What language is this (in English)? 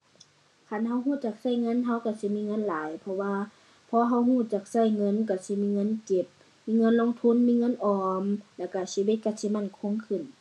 Thai